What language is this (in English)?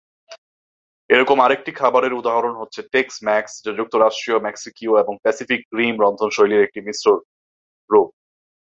Bangla